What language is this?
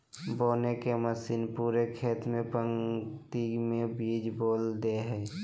Magahi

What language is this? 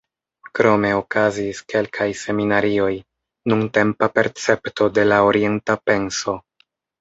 Esperanto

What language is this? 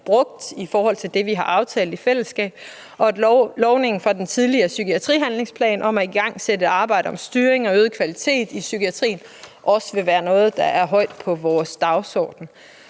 Danish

